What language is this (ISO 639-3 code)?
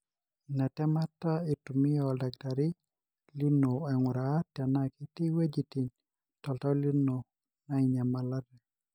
mas